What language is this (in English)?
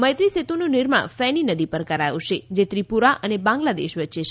Gujarati